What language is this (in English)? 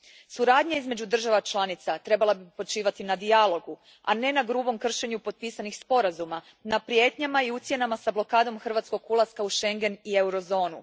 Croatian